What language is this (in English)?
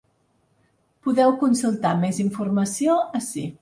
Catalan